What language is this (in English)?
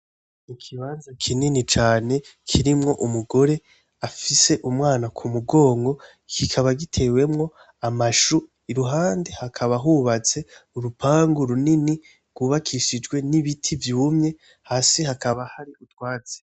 Rundi